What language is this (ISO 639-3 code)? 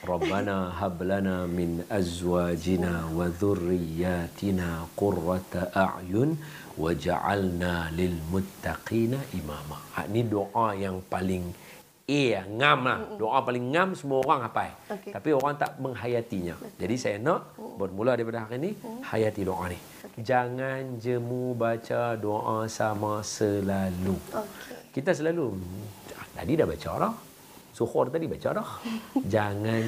msa